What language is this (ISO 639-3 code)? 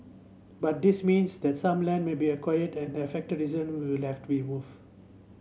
eng